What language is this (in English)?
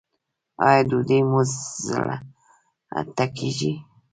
Pashto